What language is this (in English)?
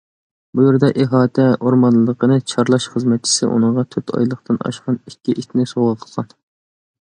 Uyghur